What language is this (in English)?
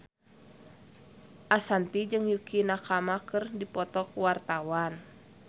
Sundanese